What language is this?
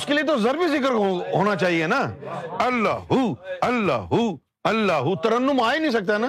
Urdu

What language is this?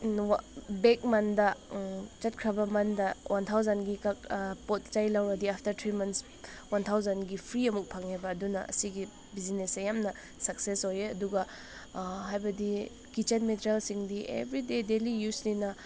Manipuri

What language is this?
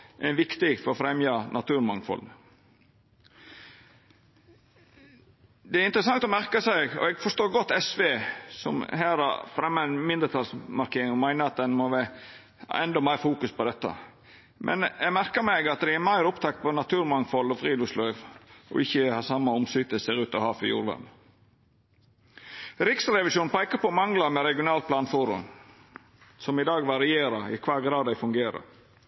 Norwegian Nynorsk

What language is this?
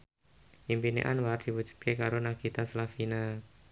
Javanese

